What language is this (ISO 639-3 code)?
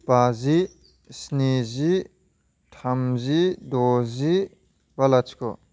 brx